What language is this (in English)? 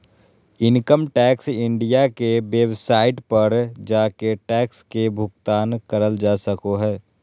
Magahi